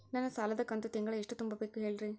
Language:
Kannada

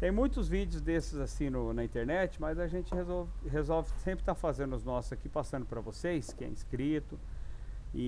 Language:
Portuguese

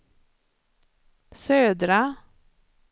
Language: Swedish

